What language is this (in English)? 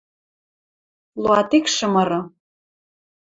Western Mari